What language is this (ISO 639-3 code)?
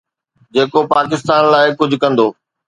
snd